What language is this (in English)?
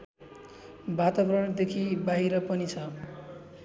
Nepali